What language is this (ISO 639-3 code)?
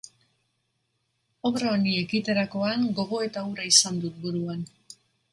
eus